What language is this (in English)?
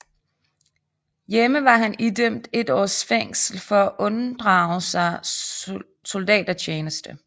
Danish